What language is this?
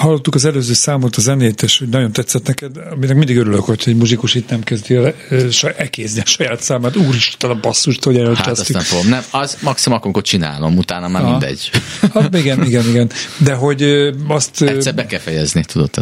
Hungarian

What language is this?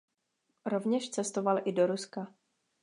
Czech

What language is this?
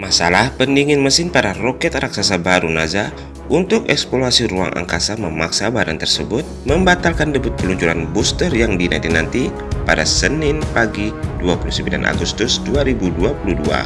Indonesian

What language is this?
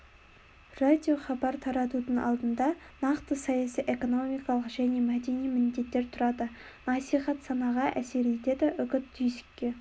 Kazakh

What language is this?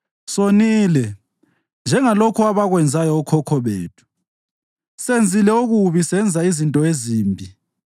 North Ndebele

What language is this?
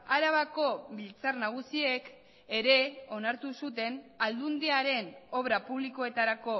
Basque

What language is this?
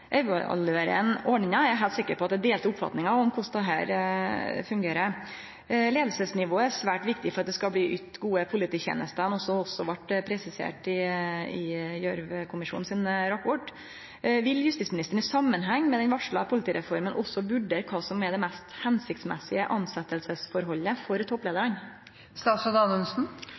Norwegian Nynorsk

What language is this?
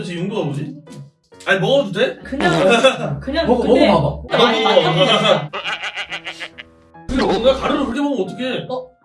Korean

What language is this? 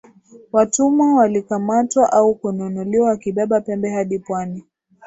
Swahili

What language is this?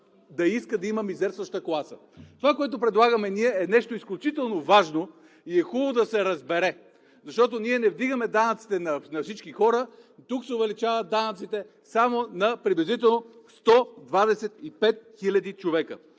Bulgarian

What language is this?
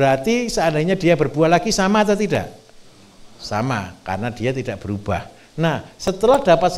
Indonesian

